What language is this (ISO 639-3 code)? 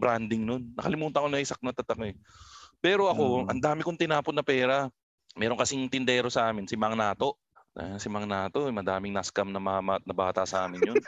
fil